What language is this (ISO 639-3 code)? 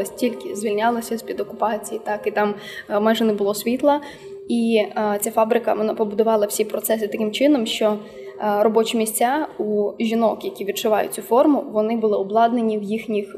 ukr